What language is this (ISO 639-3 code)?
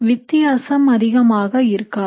tam